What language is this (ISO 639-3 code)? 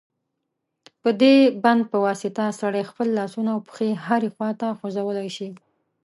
pus